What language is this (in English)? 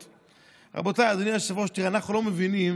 Hebrew